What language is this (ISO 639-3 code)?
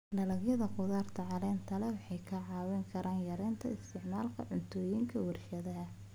som